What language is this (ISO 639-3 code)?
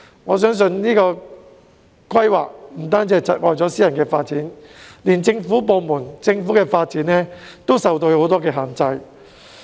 yue